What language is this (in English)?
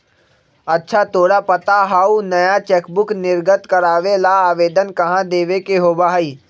Magahi